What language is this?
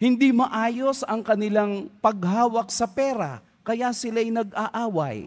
Filipino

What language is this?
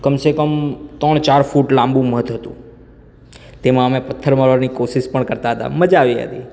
Gujarati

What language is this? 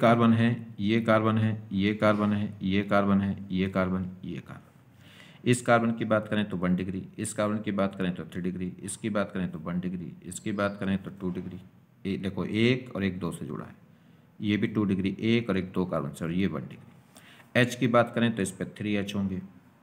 Hindi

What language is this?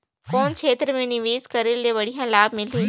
Chhattisgarhi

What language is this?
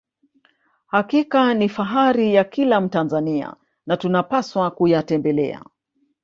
Swahili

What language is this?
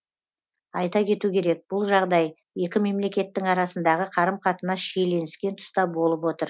Kazakh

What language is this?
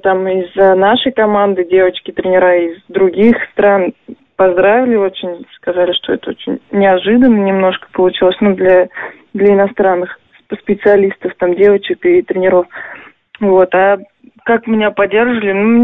Russian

